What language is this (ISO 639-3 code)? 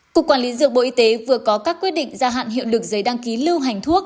vie